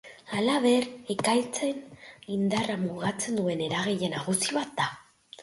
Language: Basque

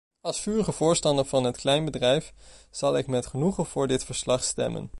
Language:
Dutch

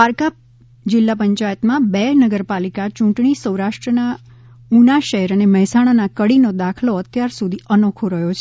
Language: Gujarati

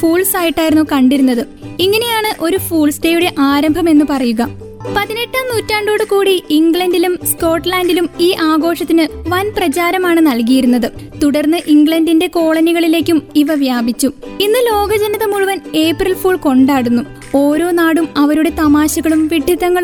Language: Malayalam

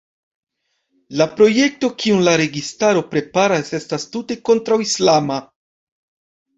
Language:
Esperanto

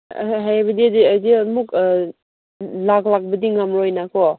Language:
Manipuri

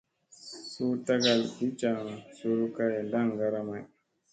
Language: Musey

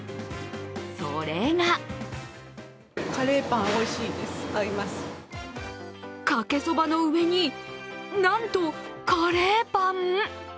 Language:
Japanese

